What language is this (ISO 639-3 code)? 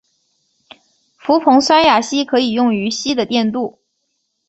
zho